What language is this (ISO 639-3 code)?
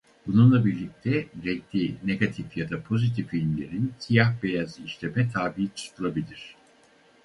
tur